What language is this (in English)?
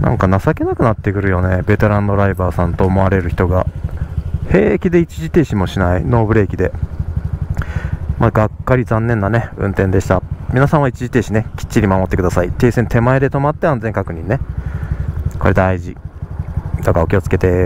Japanese